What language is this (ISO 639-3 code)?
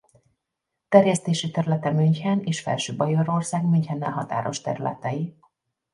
hun